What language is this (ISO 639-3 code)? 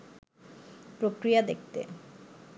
ben